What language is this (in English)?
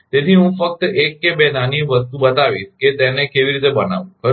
Gujarati